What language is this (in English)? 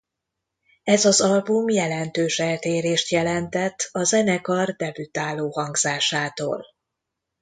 Hungarian